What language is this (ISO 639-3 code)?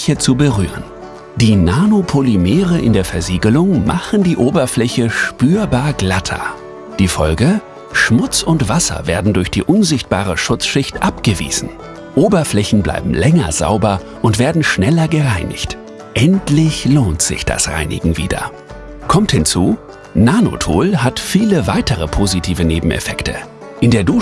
deu